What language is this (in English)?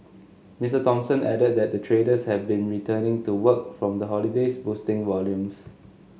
English